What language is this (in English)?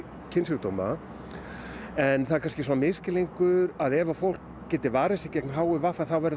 Icelandic